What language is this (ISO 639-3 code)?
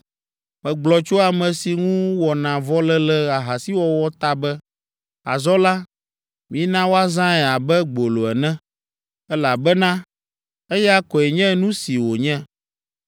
ewe